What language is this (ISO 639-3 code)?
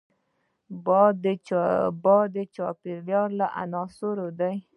pus